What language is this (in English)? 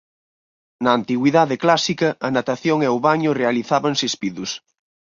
Galician